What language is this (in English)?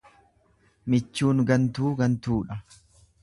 Oromo